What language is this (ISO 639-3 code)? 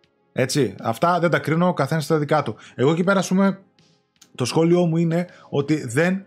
ell